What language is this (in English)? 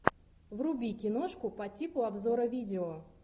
Russian